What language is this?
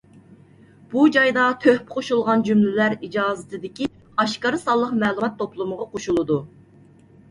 Uyghur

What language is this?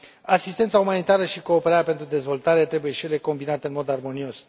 Romanian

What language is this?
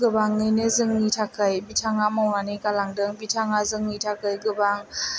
Bodo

